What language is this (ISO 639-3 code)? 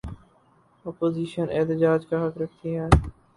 urd